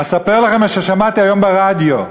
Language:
Hebrew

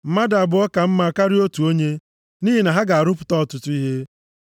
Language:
Igbo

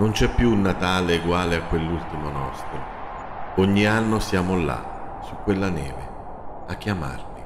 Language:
Italian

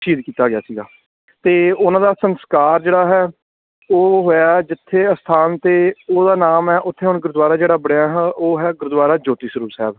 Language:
Punjabi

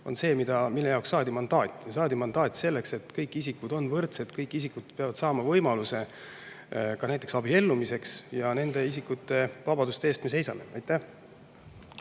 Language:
Estonian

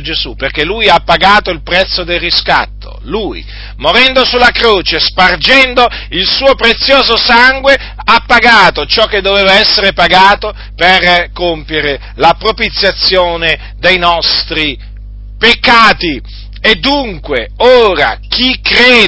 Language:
Italian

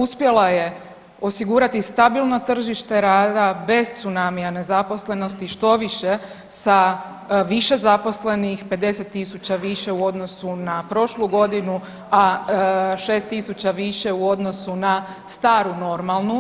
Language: Croatian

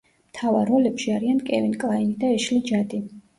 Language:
Georgian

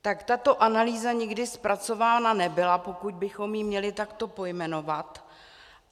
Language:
Czech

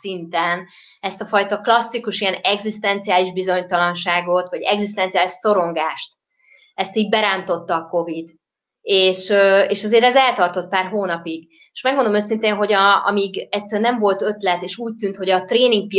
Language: Hungarian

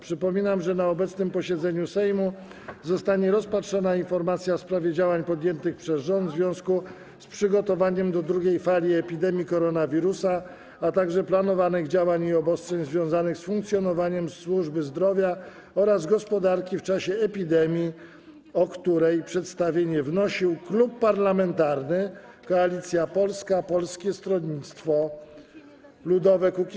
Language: Polish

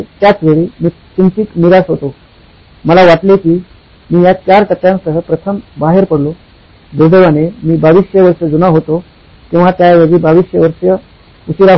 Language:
Marathi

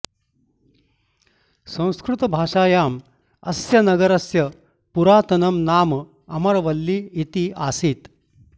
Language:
Sanskrit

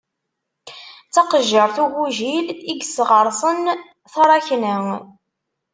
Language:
Kabyle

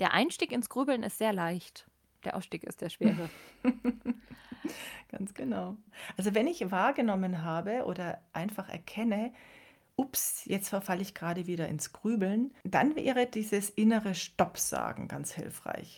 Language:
German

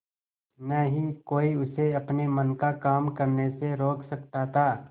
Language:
Hindi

